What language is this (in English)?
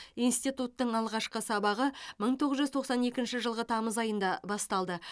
Kazakh